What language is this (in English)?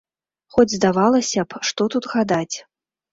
Belarusian